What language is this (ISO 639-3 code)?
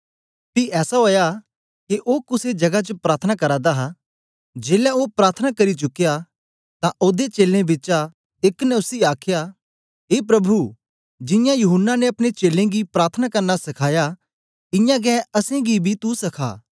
doi